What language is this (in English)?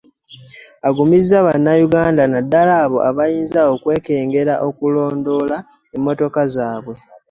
Ganda